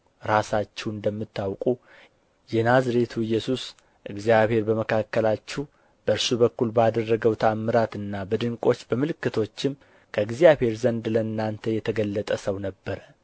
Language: Amharic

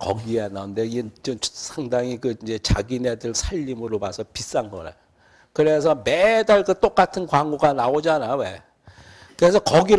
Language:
Korean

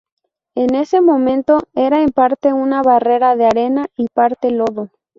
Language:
Spanish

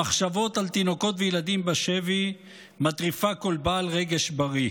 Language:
Hebrew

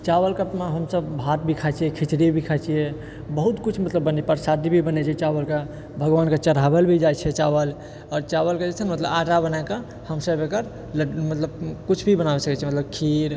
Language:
Maithili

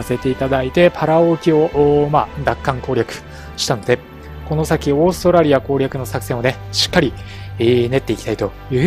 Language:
Japanese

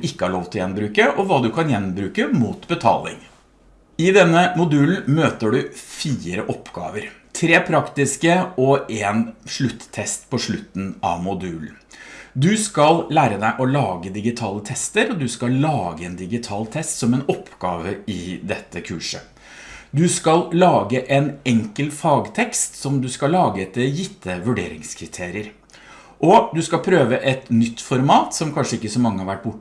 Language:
Norwegian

